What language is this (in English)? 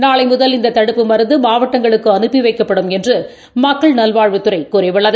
Tamil